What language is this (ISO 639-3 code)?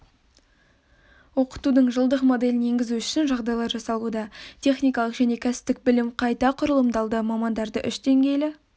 kaz